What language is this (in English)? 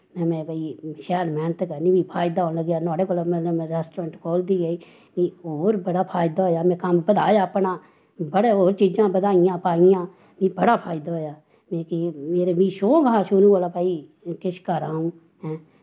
Dogri